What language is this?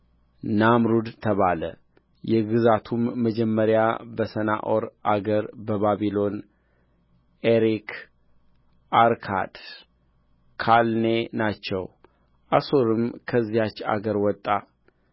Amharic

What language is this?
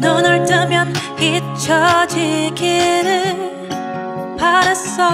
Korean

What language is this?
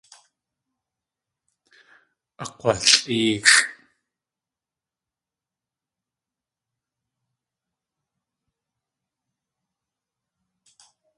Tlingit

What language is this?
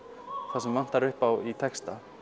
Icelandic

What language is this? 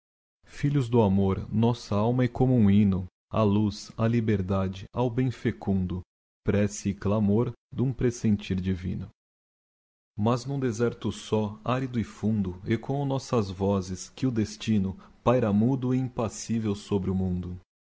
Portuguese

